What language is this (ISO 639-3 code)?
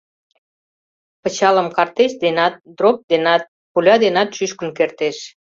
chm